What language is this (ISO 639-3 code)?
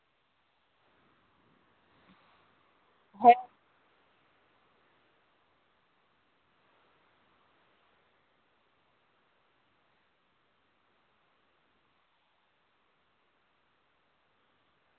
sat